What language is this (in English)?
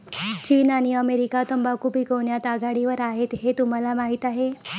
Marathi